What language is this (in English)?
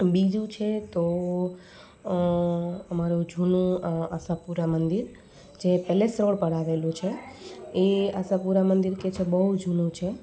Gujarati